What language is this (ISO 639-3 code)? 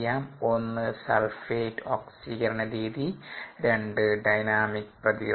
mal